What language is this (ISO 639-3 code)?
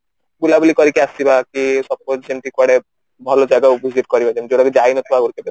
ori